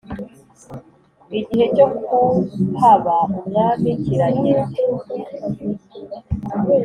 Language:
Kinyarwanda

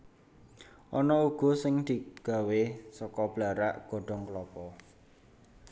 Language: Javanese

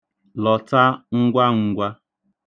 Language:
Igbo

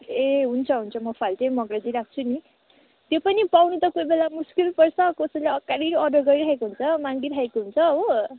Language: Nepali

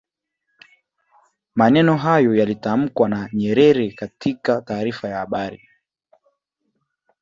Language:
Swahili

